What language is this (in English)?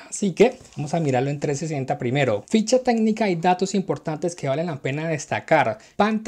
Spanish